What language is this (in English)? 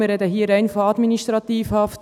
Swiss German